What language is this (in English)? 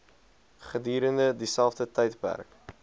Afrikaans